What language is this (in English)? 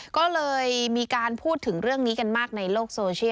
Thai